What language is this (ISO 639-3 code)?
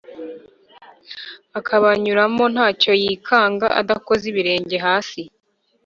kin